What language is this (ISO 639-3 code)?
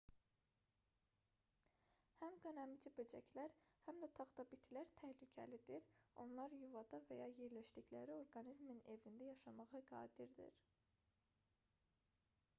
aze